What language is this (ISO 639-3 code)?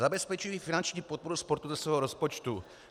ces